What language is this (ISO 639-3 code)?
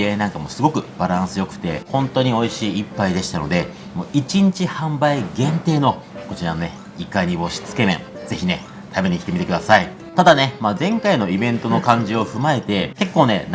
jpn